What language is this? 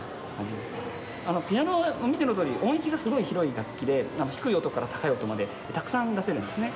Japanese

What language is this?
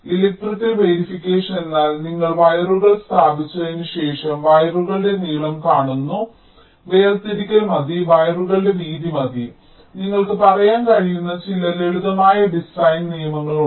Malayalam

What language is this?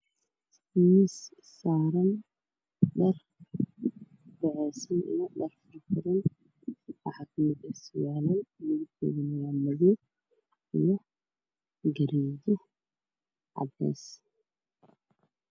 Somali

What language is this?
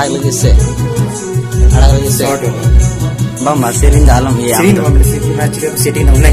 Spanish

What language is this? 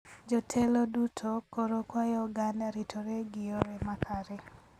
Luo (Kenya and Tanzania)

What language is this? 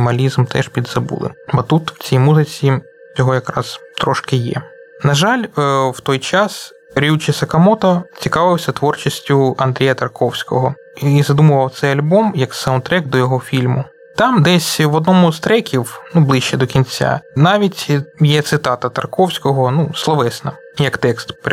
Ukrainian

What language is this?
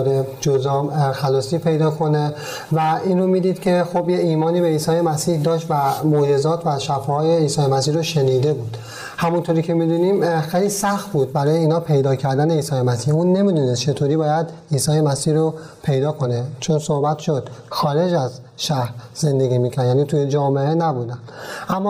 Persian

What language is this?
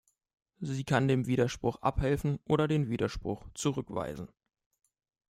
German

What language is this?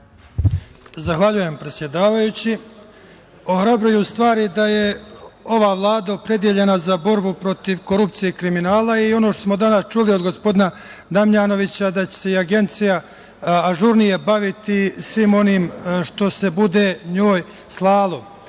Serbian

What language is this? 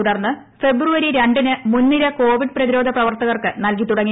Malayalam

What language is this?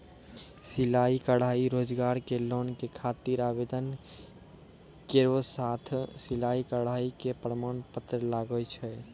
Maithili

